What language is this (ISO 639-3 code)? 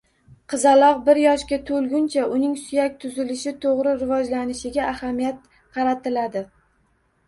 uzb